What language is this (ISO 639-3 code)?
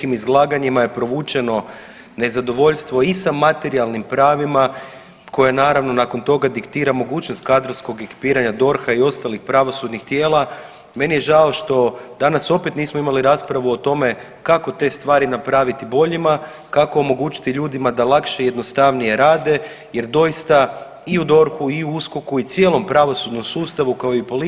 hrv